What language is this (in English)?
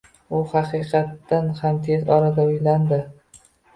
Uzbek